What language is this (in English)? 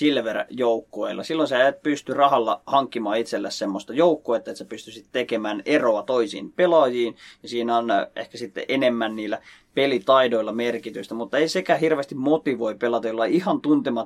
Finnish